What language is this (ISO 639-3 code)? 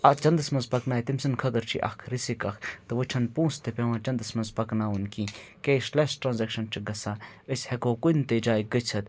kas